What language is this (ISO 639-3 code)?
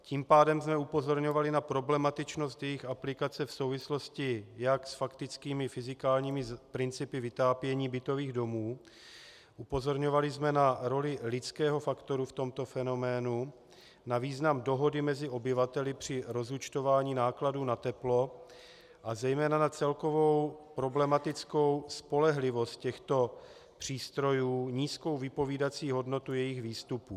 ces